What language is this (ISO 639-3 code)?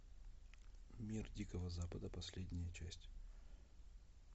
rus